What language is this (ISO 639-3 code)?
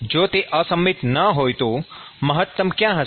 guj